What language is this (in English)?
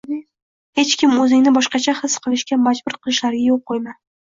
Uzbek